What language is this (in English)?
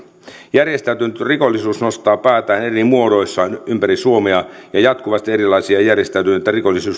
Finnish